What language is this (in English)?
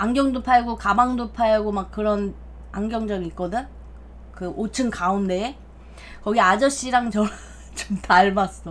Korean